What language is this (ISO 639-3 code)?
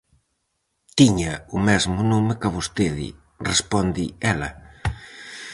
glg